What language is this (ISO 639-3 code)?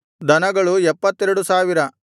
kan